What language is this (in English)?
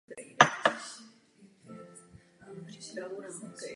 Czech